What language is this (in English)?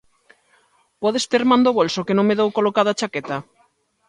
Galician